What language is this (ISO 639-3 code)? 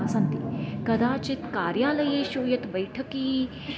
san